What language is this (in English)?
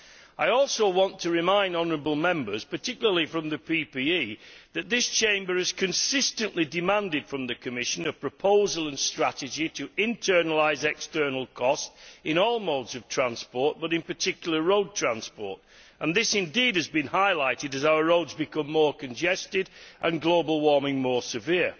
English